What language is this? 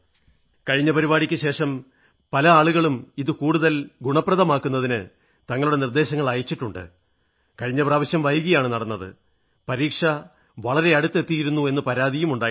Malayalam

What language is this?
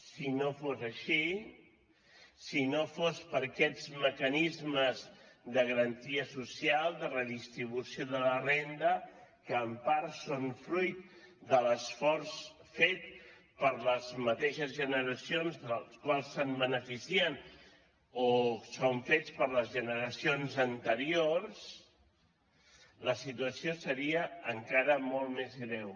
Catalan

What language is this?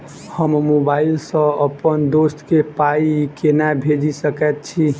Maithili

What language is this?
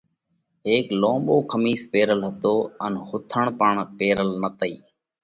Parkari Koli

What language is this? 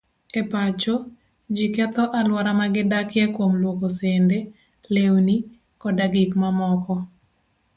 Luo (Kenya and Tanzania)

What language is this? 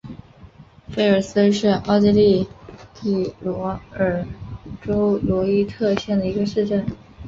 Chinese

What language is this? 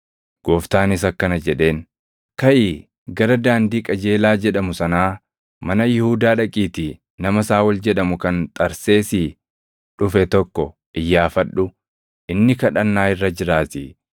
Oromo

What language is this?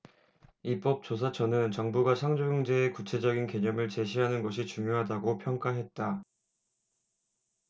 Korean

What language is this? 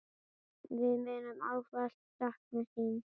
Icelandic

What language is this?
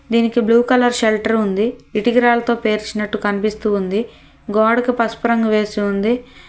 Telugu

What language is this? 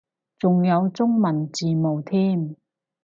Cantonese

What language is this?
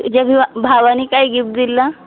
Marathi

